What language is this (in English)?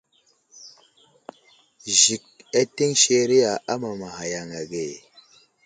Wuzlam